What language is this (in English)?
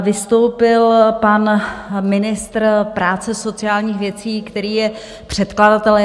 Czech